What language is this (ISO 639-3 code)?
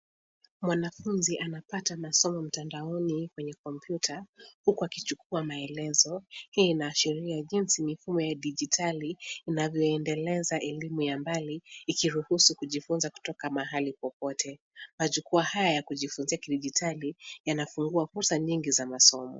swa